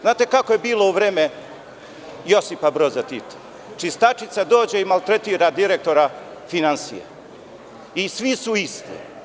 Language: Serbian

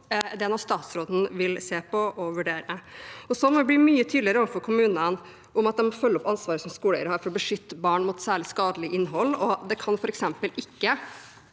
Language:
Norwegian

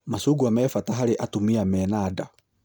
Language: Kikuyu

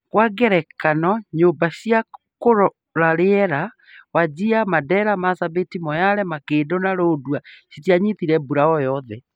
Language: Kikuyu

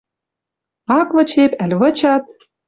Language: Western Mari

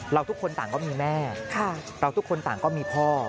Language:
Thai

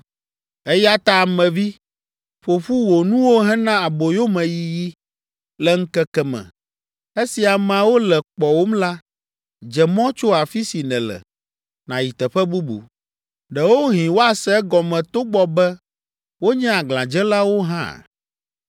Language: Ewe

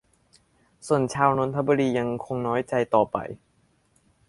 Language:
Thai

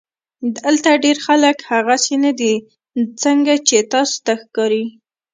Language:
Pashto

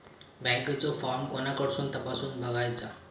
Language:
Marathi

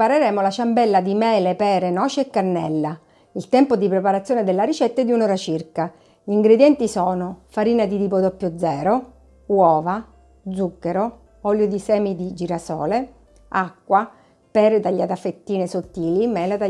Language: Italian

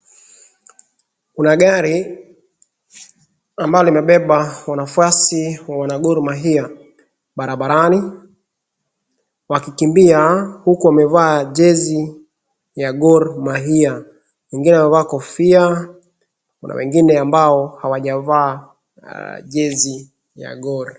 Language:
Swahili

